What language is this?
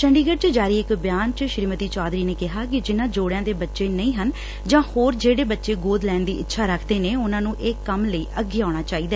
Punjabi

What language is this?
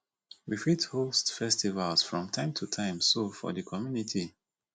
Nigerian Pidgin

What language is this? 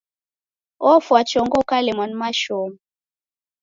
Taita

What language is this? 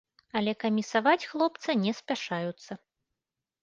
Belarusian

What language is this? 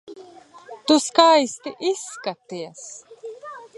Latvian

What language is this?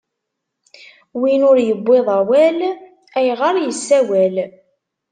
Kabyle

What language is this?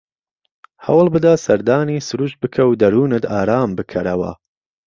Central Kurdish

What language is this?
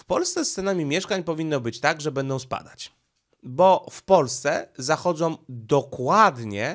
Polish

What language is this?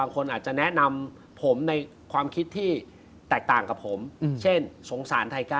Thai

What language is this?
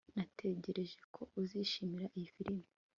Kinyarwanda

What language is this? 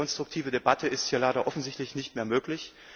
German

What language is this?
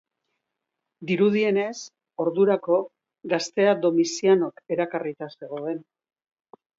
Basque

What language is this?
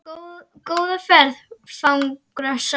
Icelandic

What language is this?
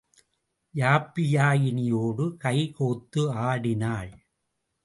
Tamil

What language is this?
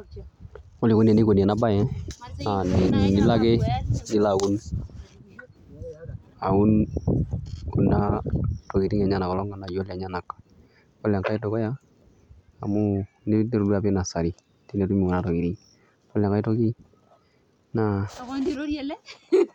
Masai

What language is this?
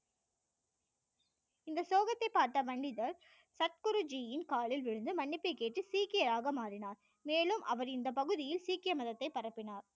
Tamil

